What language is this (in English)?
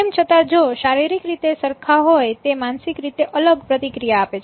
Gujarati